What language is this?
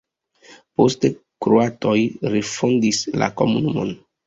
Esperanto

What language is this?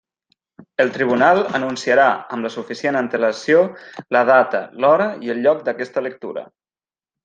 Catalan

